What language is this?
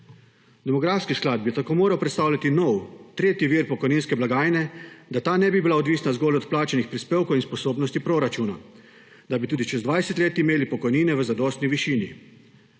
Slovenian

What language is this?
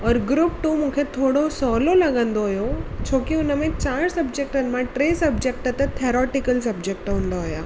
Sindhi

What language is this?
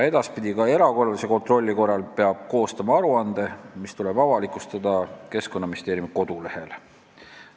Estonian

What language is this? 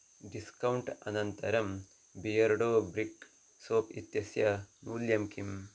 Sanskrit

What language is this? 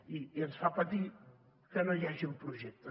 Catalan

